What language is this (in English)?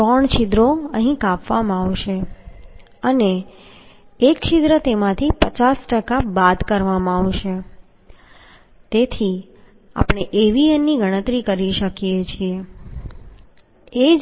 Gujarati